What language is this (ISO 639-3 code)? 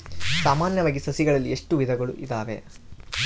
kan